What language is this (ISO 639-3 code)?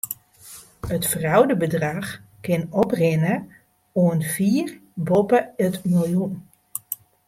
fry